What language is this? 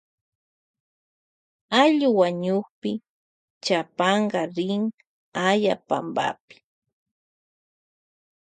Loja Highland Quichua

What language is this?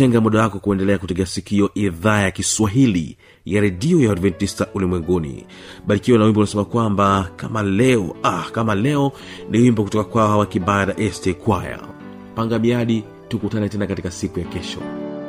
Swahili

